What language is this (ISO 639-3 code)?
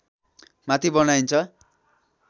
nep